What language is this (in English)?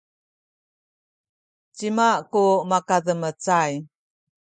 Sakizaya